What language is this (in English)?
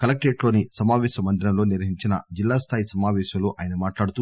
Telugu